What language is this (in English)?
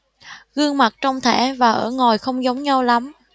Vietnamese